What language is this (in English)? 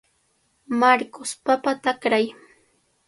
Cajatambo North Lima Quechua